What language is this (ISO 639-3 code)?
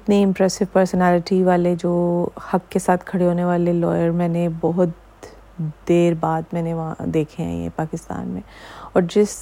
urd